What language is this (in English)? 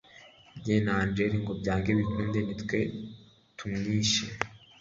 Kinyarwanda